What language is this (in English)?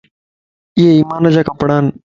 Lasi